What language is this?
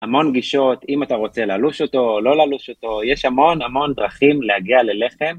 Hebrew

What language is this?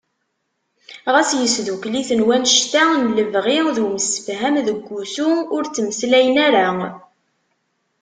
Kabyle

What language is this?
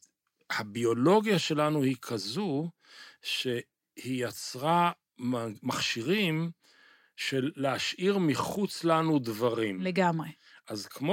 Hebrew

